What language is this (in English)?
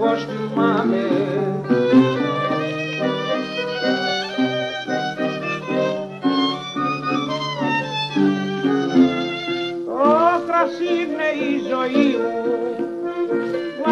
Greek